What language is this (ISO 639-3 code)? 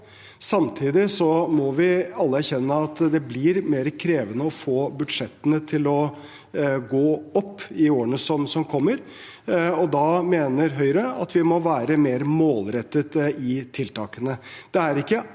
nor